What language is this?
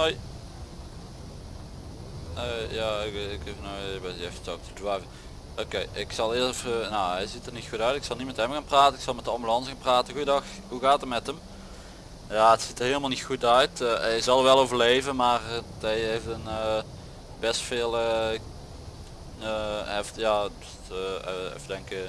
Dutch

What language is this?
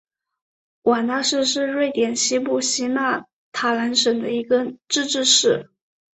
Chinese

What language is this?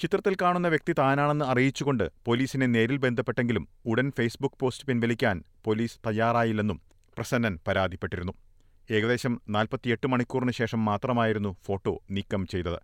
Malayalam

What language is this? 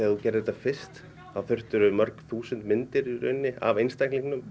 Icelandic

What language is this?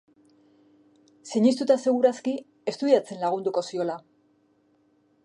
Basque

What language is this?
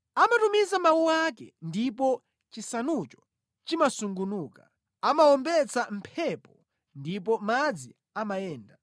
Nyanja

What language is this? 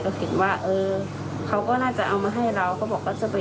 Thai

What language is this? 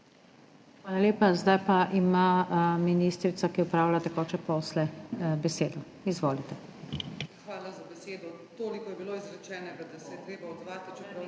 Slovenian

